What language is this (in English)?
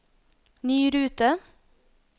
Norwegian